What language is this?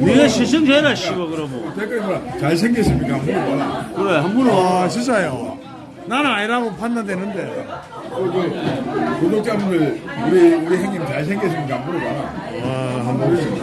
Korean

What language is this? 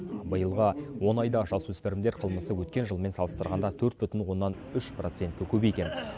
Kazakh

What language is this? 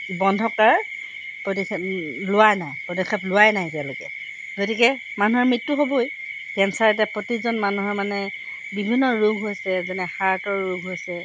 Assamese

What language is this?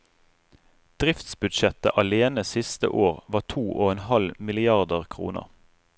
Norwegian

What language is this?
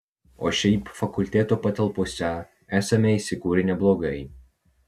Lithuanian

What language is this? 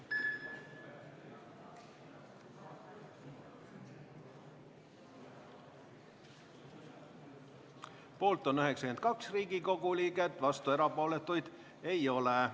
Estonian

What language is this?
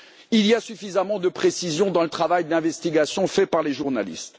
French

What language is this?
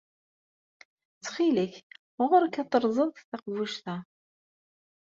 Kabyle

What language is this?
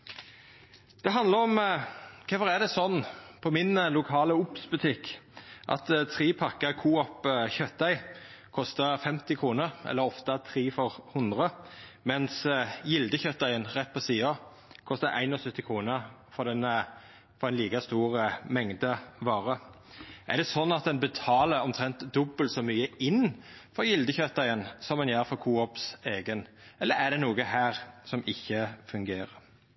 Norwegian Nynorsk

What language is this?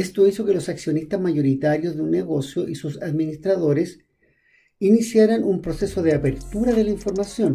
Spanish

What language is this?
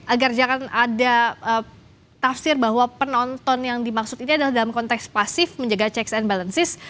Indonesian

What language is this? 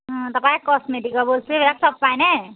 Assamese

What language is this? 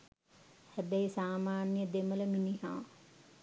Sinhala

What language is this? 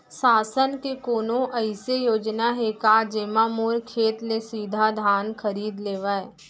Chhattisgarhi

